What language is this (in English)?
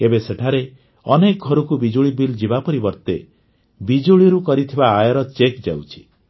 Odia